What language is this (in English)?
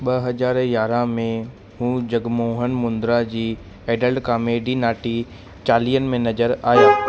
Sindhi